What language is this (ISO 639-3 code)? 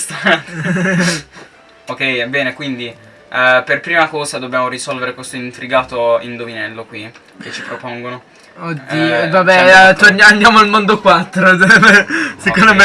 ita